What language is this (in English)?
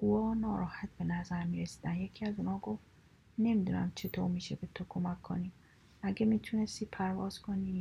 Persian